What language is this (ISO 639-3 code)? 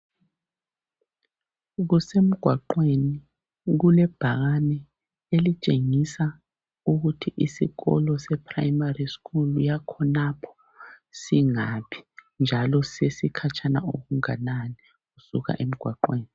nde